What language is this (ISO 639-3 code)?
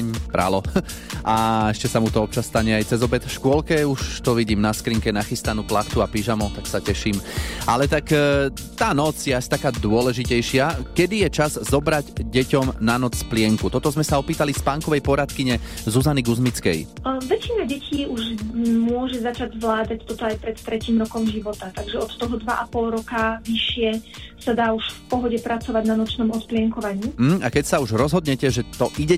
slk